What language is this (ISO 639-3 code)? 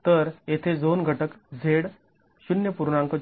mar